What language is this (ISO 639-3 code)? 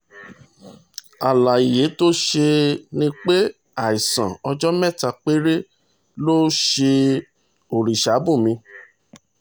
yor